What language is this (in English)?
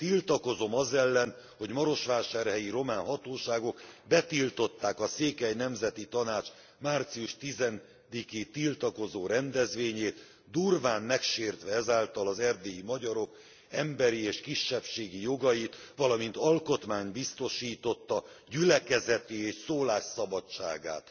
Hungarian